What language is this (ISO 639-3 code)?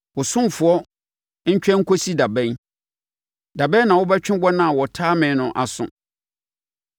aka